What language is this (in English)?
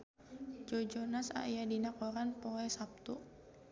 Sundanese